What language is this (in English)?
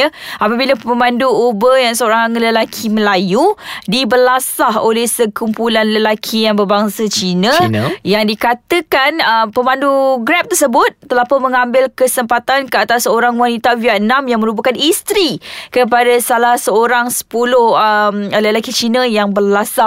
Malay